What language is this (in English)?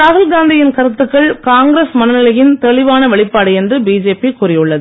Tamil